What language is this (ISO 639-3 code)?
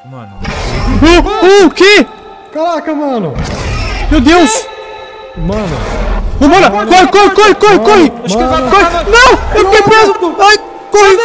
por